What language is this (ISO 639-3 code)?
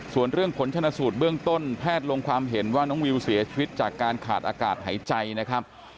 tha